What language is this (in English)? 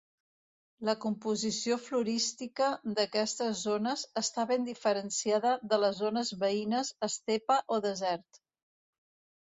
Catalan